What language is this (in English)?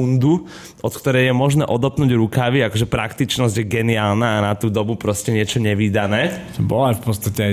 Slovak